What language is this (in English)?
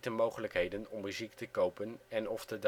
Dutch